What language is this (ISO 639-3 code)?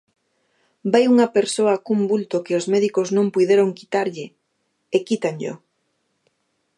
glg